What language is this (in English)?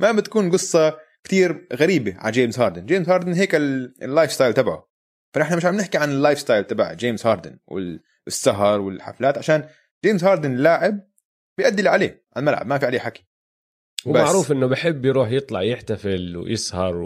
Arabic